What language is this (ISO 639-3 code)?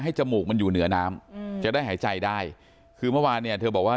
tha